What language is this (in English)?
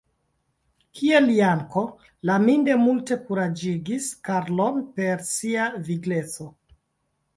Esperanto